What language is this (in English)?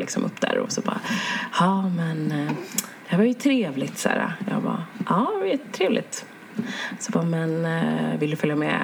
Swedish